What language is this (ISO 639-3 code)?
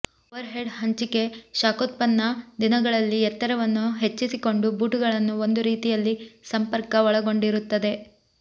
kan